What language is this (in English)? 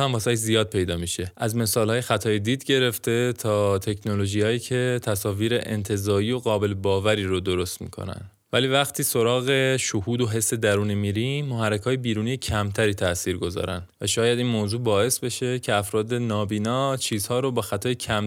Persian